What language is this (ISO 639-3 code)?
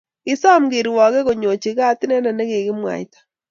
kln